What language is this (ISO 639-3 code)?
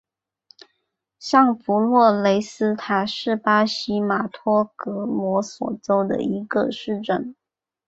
zho